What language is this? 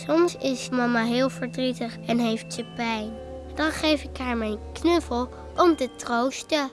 Dutch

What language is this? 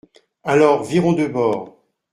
French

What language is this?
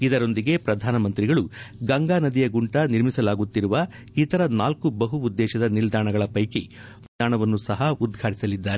Kannada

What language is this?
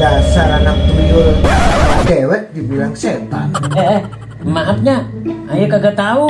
Indonesian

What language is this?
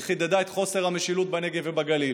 Hebrew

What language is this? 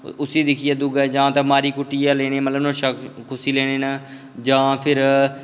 Dogri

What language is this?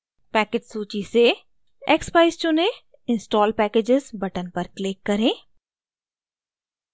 Hindi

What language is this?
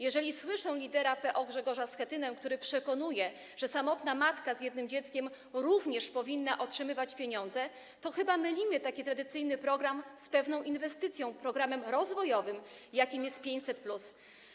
Polish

